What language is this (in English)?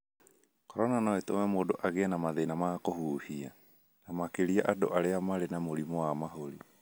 Kikuyu